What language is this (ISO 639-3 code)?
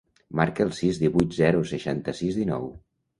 cat